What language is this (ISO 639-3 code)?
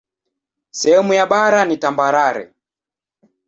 swa